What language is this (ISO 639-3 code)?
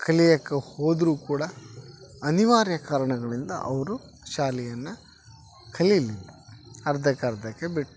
kan